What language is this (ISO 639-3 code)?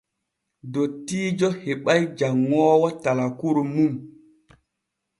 fue